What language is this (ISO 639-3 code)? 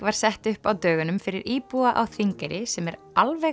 isl